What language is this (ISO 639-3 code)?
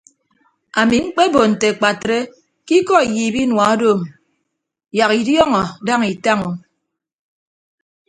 ibb